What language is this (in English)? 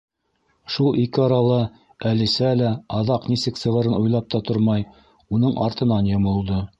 Bashkir